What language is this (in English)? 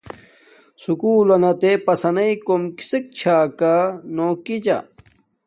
Domaaki